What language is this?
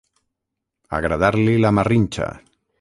Catalan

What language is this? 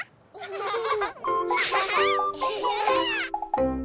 Japanese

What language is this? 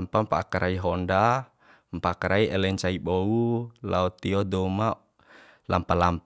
Bima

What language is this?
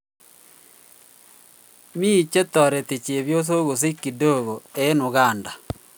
Kalenjin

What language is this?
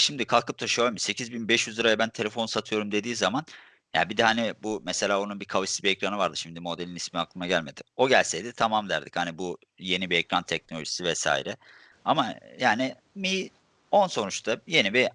Turkish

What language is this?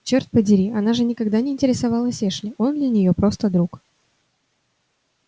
Russian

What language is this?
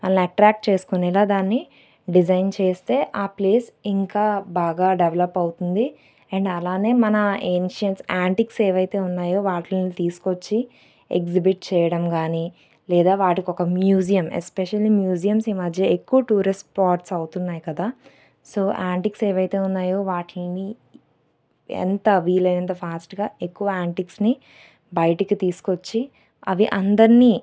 Telugu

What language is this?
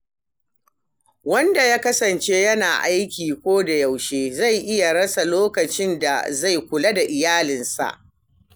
Hausa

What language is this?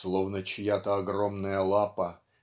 Russian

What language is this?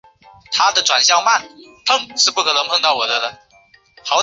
Chinese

